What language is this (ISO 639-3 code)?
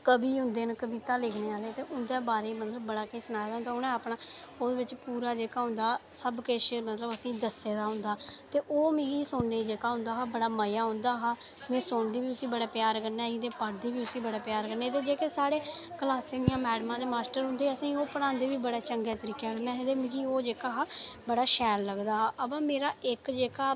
doi